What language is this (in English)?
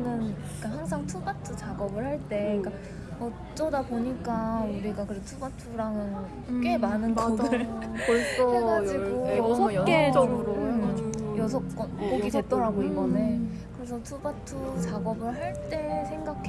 Korean